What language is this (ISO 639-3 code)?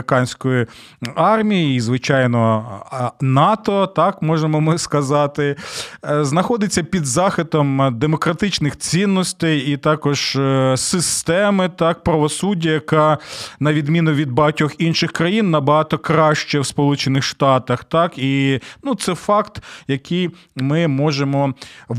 ukr